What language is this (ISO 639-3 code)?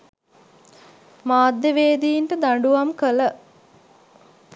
sin